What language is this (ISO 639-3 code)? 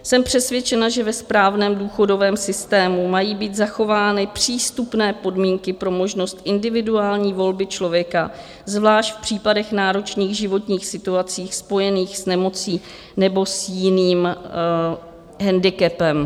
ces